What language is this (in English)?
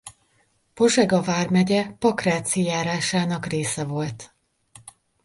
Hungarian